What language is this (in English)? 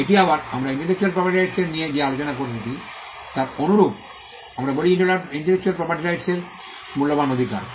Bangla